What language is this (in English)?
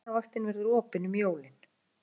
Icelandic